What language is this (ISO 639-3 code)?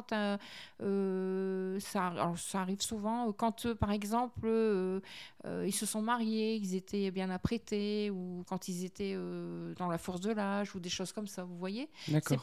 fra